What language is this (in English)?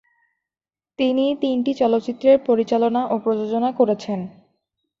Bangla